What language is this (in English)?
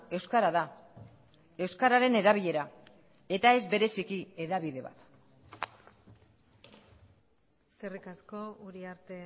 Basque